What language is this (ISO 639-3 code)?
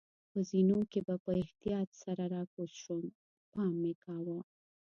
pus